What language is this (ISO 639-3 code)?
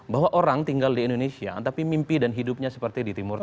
ind